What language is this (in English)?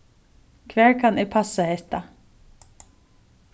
Faroese